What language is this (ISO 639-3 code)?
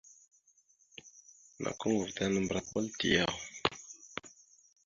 mxu